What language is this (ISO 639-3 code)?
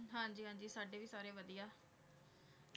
pan